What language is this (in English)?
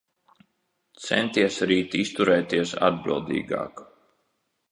Latvian